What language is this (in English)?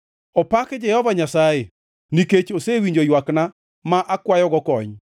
Luo (Kenya and Tanzania)